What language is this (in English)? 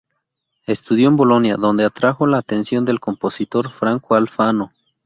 Spanish